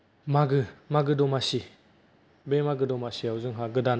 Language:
Bodo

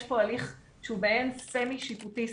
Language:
Hebrew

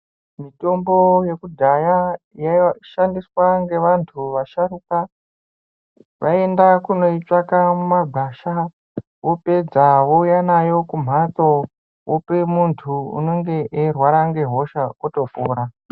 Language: Ndau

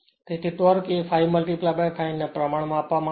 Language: Gujarati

